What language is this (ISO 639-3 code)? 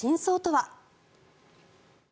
jpn